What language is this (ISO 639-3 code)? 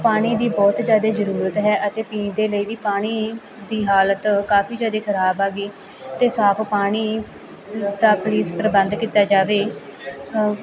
pan